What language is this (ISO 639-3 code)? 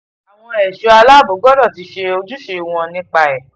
yor